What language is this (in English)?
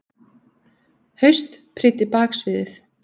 Icelandic